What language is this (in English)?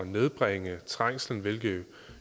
Danish